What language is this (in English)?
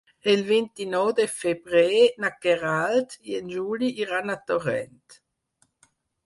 Catalan